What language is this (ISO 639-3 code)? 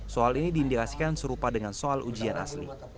ind